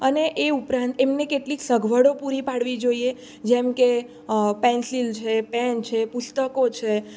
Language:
Gujarati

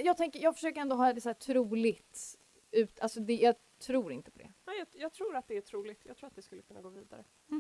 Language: Swedish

